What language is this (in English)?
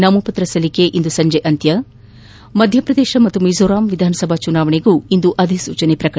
Kannada